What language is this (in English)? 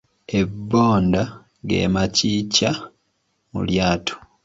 Ganda